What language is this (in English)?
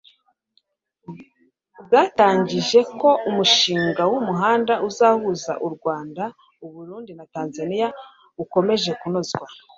Kinyarwanda